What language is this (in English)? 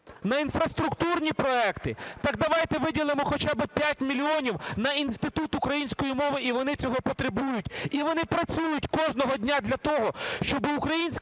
Ukrainian